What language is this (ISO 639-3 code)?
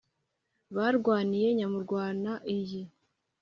kin